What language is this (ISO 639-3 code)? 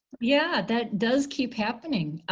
eng